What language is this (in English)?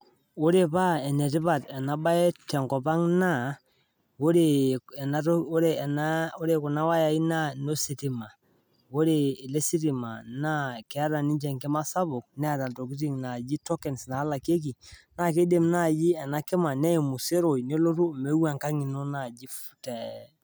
Masai